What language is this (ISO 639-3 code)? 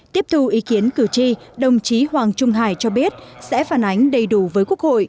vie